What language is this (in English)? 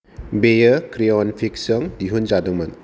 Bodo